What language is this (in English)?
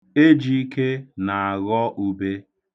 Igbo